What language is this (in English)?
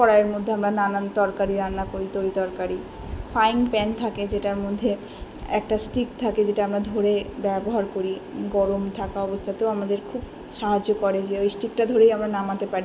Bangla